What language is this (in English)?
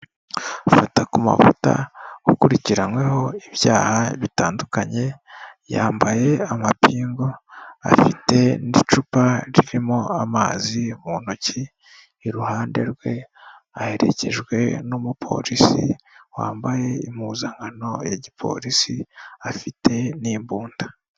Kinyarwanda